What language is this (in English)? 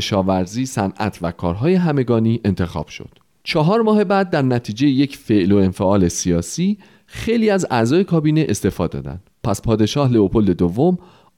Persian